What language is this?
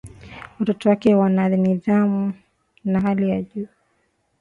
Swahili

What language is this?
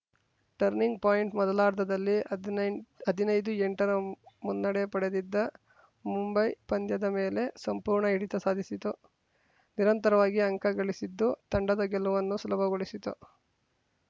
Kannada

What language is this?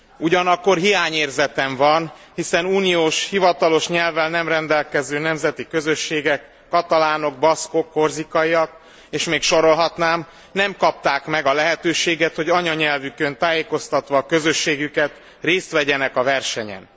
Hungarian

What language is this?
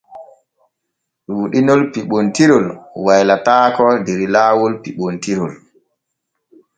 Borgu Fulfulde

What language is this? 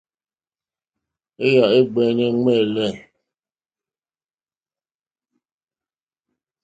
Mokpwe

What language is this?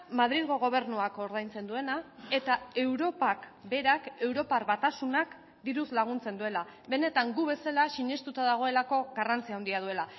Basque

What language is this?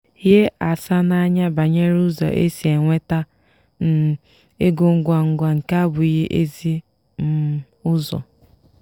Igbo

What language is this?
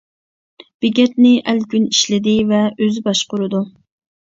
Uyghur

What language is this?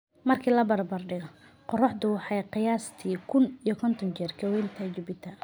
Somali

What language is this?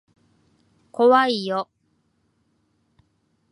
Japanese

